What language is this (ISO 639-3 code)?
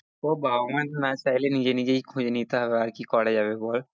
ben